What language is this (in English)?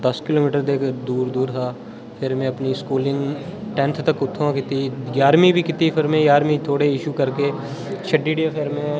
Dogri